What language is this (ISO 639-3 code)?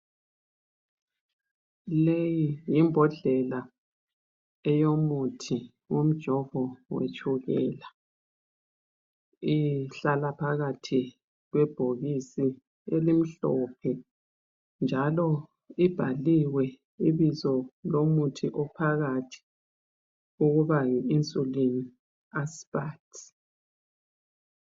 nde